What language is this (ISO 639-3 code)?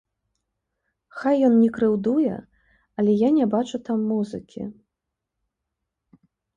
bel